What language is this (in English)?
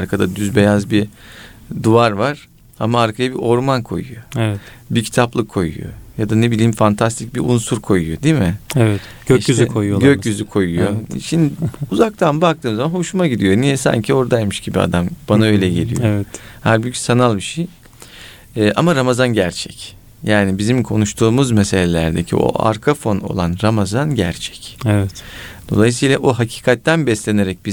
Turkish